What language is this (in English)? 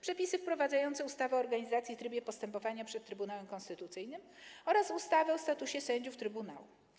Polish